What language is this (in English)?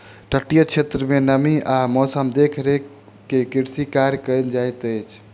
Maithili